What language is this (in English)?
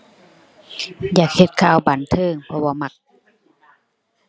Thai